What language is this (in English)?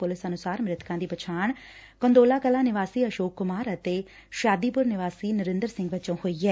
Punjabi